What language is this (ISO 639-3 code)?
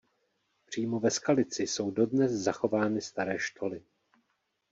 ces